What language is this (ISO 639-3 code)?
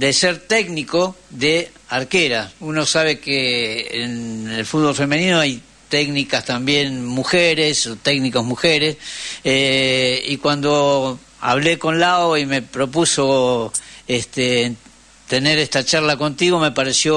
spa